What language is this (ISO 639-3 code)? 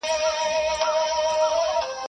pus